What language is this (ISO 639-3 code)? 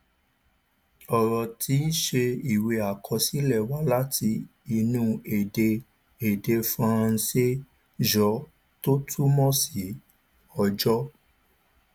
yor